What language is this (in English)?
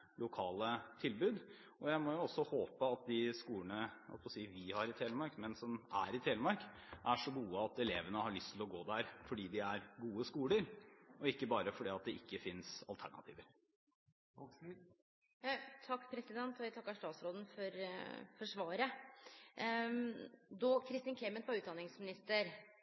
Norwegian